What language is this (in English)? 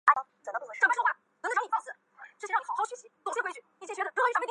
Chinese